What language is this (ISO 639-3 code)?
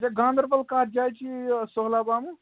kas